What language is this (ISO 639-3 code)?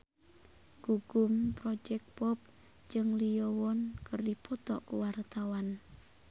sun